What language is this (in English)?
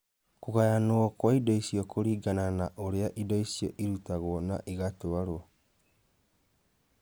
Kikuyu